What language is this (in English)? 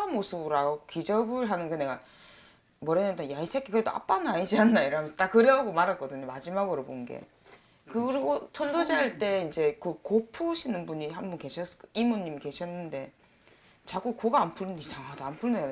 Korean